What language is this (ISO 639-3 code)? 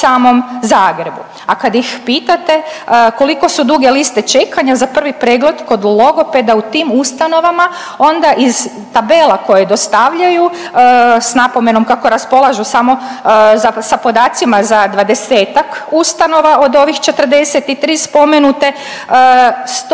hrv